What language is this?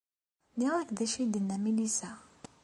Kabyle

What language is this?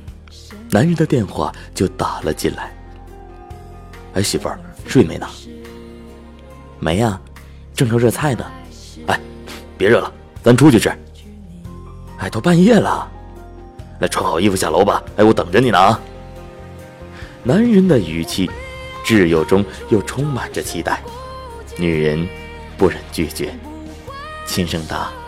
Chinese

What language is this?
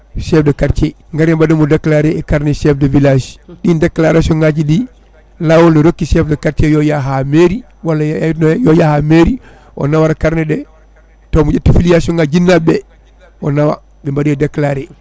Fula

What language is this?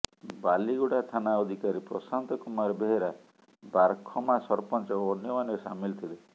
Odia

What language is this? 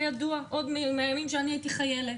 Hebrew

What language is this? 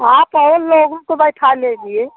Hindi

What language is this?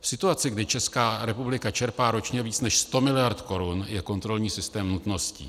Czech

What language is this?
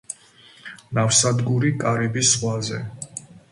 Georgian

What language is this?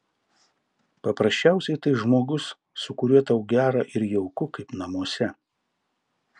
Lithuanian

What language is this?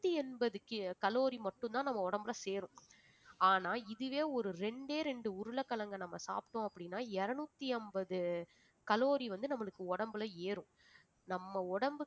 Tamil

